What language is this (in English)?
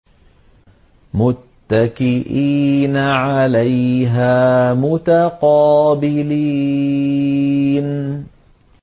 Arabic